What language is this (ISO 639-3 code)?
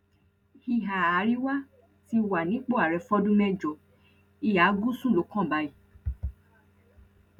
yor